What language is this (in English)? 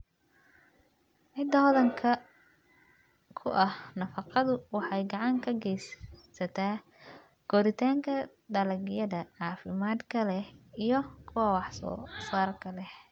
Somali